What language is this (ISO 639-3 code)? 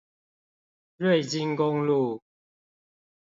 zho